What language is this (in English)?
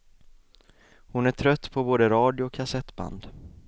Swedish